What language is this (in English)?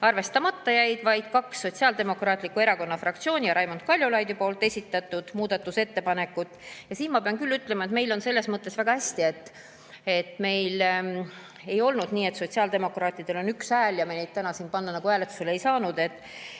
Estonian